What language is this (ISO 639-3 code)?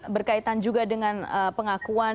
ind